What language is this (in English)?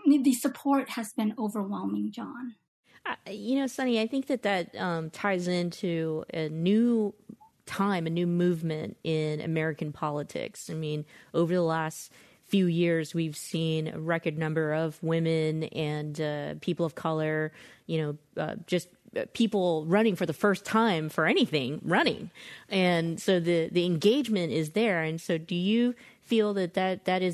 English